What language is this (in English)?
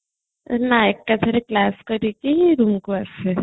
Odia